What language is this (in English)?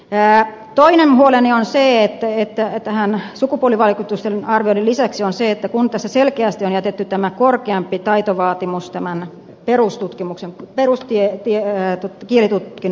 Finnish